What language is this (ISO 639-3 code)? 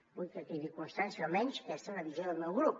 cat